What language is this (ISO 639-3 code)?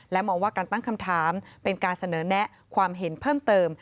tha